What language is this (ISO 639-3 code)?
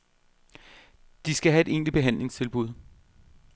dan